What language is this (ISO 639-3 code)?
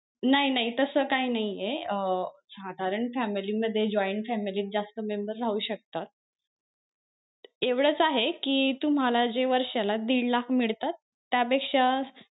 mar